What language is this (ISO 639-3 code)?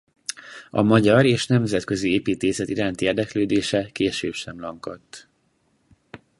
hun